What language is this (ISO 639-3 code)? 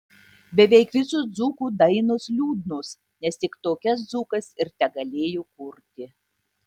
lit